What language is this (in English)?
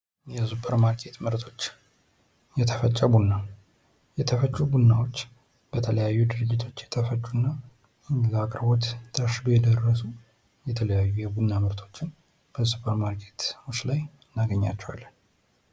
Amharic